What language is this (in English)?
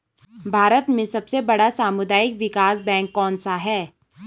Hindi